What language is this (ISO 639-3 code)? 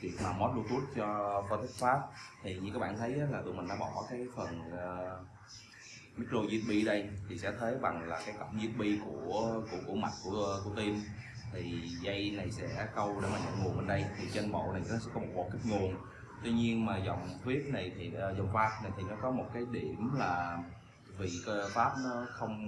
vie